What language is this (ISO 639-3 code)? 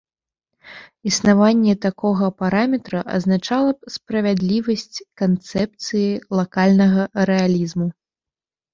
bel